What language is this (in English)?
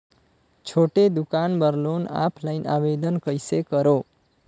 Chhattisgarhi